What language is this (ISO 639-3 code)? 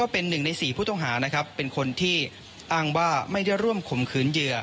tha